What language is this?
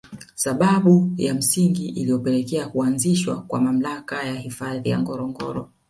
Swahili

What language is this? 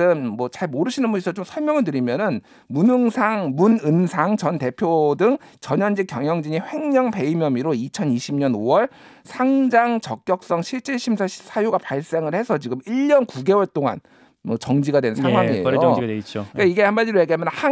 Korean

